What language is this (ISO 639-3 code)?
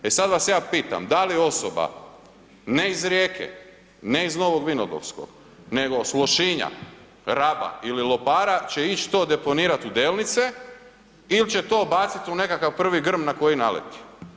hrv